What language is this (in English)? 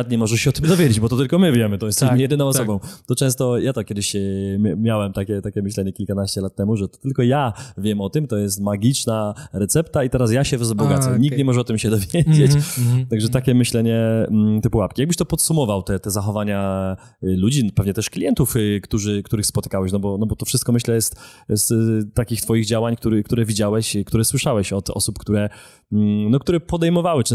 Polish